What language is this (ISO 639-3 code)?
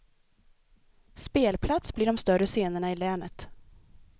swe